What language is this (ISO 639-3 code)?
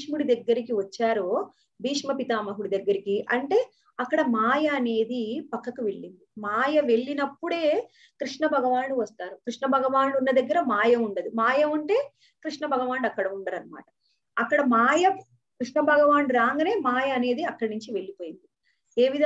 hin